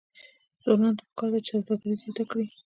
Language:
Pashto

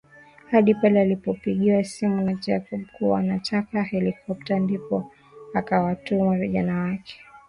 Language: Swahili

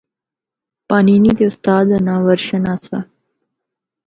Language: Northern Hindko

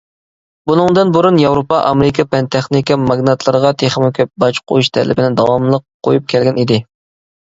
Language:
Uyghur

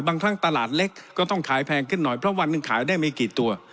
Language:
Thai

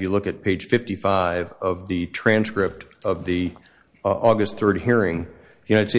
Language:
English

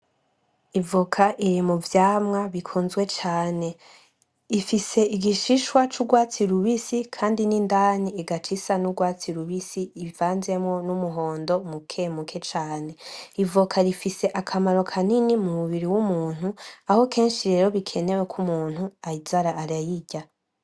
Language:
Rundi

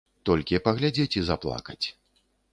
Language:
Belarusian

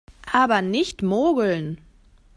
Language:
German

